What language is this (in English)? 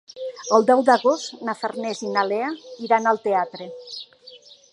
Catalan